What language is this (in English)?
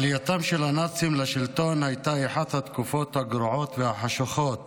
Hebrew